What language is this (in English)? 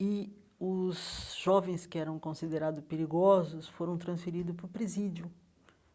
Portuguese